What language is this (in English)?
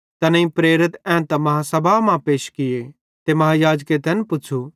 Bhadrawahi